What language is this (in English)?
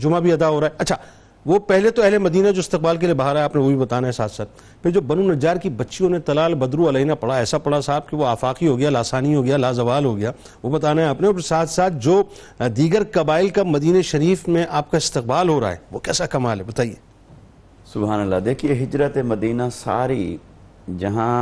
Urdu